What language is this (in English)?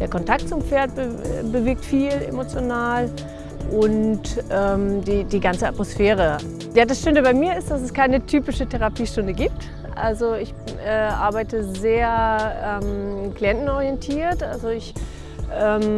German